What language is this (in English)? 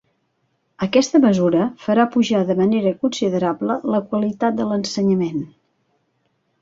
Catalan